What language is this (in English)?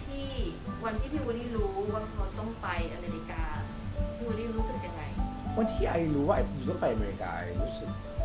Thai